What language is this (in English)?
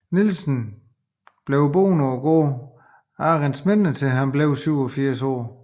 Danish